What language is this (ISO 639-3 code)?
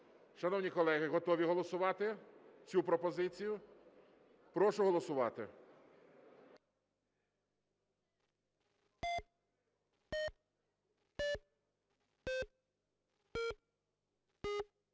ukr